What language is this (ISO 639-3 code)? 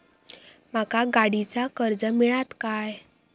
mar